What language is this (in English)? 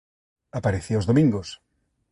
Galician